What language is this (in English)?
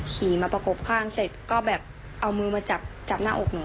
Thai